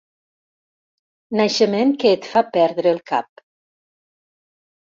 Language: Catalan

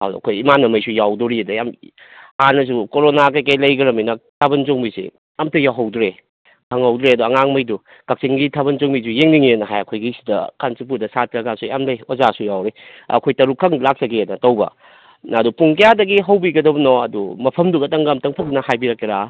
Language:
Manipuri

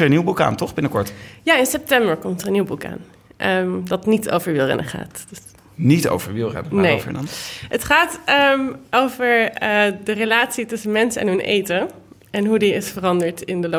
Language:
Dutch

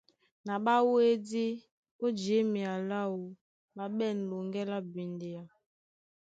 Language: Duala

